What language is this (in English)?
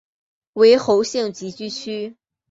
Chinese